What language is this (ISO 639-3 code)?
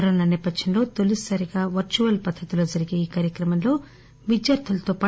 tel